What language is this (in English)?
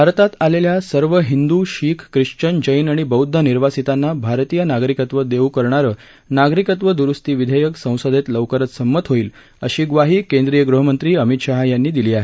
Marathi